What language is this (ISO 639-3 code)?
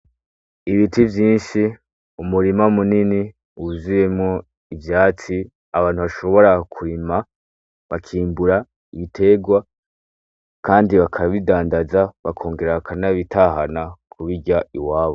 run